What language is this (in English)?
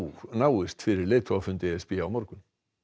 Icelandic